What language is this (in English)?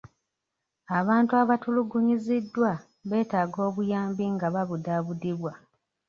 Ganda